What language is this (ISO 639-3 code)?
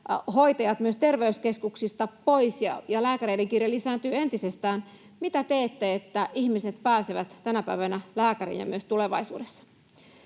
fin